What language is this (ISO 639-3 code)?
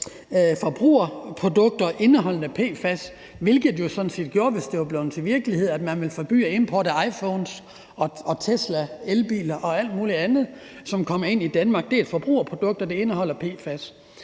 dan